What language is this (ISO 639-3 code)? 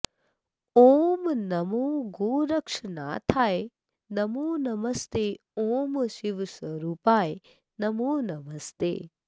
san